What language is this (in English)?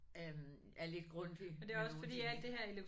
Danish